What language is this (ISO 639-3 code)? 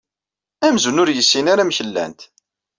kab